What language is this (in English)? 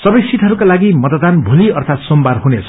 Nepali